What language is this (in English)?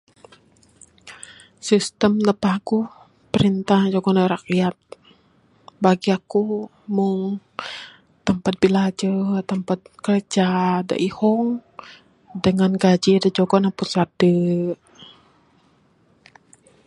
Bukar-Sadung Bidayuh